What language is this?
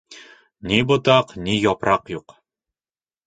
Bashkir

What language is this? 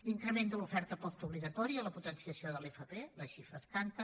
Catalan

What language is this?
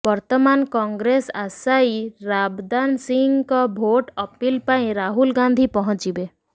Odia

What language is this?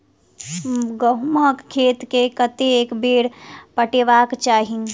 Maithili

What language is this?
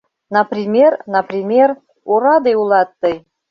Mari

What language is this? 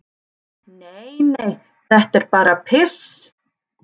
Icelandic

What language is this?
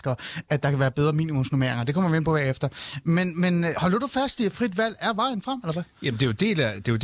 Danish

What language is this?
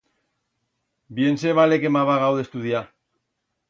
Aragonese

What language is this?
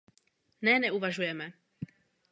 Czech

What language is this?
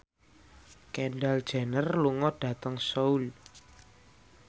Javanese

